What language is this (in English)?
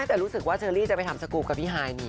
Thai